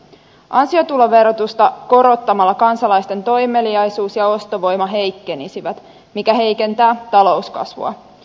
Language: Finnish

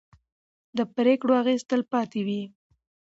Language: Pashto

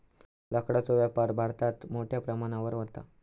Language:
Marathi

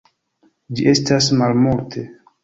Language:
Esperanto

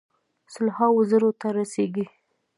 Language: Pashto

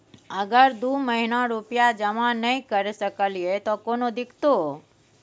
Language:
Maithili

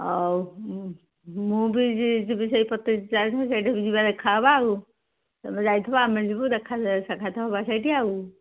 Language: Odia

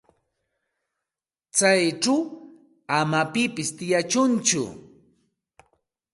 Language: Santa Ana de Tusi Pasco Quechua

